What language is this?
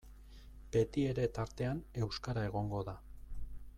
Basque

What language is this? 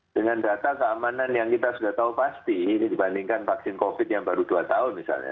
Indonesian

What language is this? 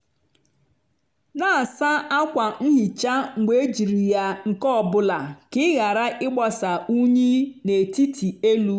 Igbo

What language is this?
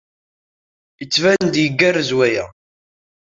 Kabyle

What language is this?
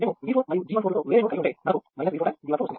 Telugu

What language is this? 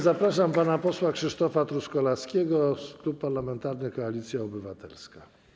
Polish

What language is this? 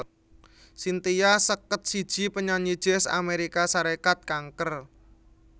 Javanese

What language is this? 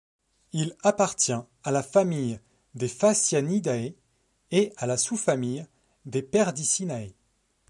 French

